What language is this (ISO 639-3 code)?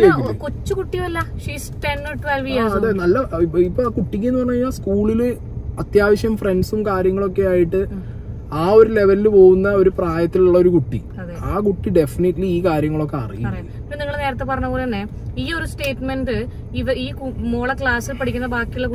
mal